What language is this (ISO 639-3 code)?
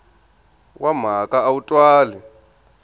tso